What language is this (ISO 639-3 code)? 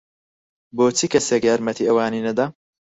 ckb